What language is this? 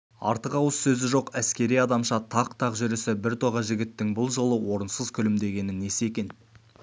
Kazakh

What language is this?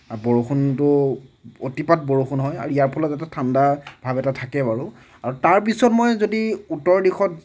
Assamese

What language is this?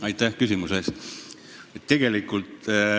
Estonian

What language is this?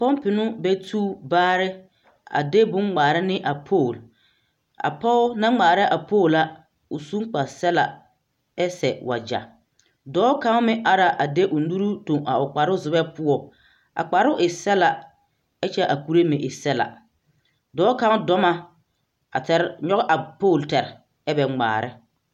Southern Dagaare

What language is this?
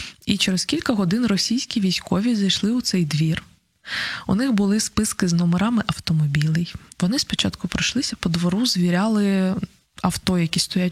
Ukrainian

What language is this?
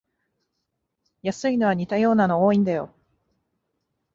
Japanese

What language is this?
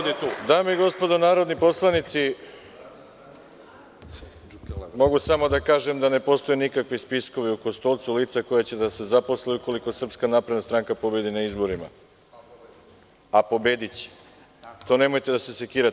Serbian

